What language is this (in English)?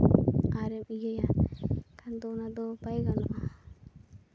Santali